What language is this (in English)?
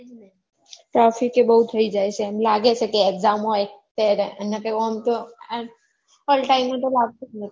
Gujarati